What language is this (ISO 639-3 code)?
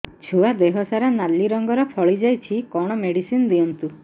ori